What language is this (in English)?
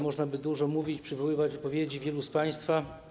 Polish